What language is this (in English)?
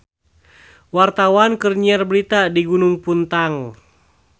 Sundanese